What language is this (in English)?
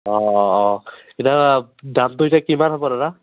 Assamese